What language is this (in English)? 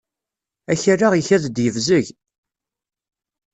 Kabyle